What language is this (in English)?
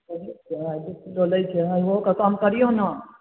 Maithili